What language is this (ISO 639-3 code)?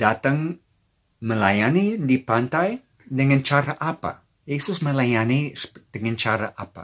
ind